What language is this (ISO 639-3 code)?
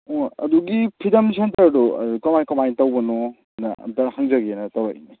mni